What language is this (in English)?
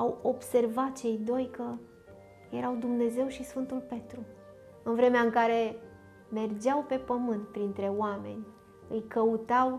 Romanian